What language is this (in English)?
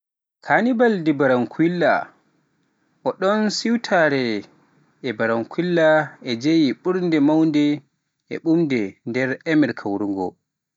Pular